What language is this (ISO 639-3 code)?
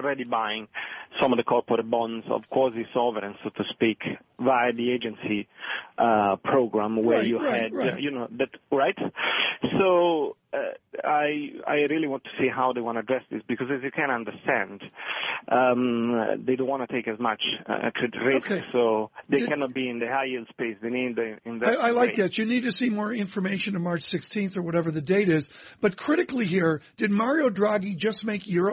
eng